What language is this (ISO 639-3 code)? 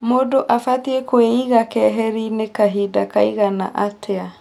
kik